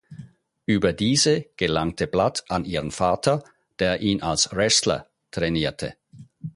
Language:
German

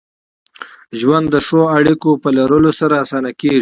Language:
Pashto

